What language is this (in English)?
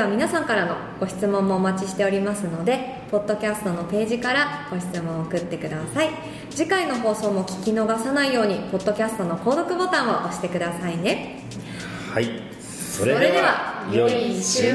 Japanese